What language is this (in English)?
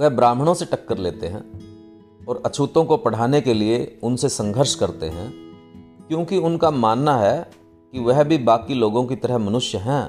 Hindi